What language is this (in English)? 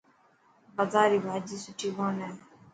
Dhatki